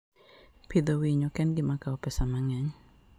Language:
Luo (Kenya and Tanzania)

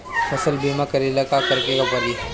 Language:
Bhojpuri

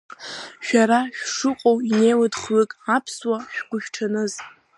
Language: Abkhazian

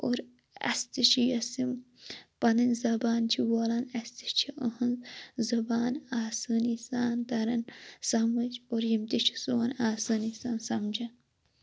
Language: Kashmiri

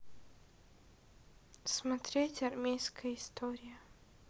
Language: Russian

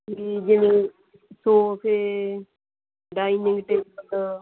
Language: Punjabi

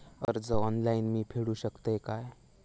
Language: Marathi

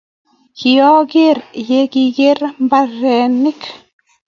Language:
Kalenjin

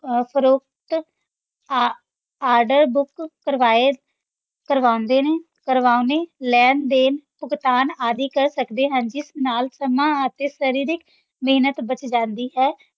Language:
Punjabi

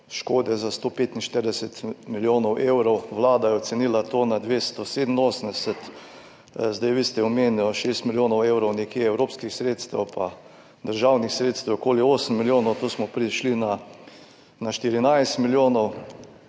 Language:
Slovenian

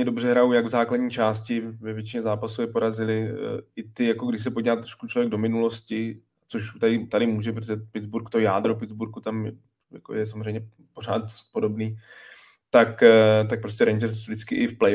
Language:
Czech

